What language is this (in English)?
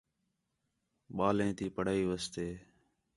Khetrani